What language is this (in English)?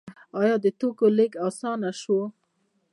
Pashto